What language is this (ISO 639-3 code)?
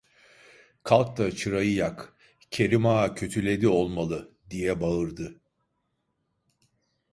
tur